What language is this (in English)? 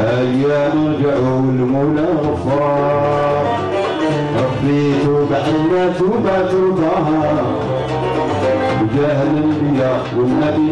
Arabic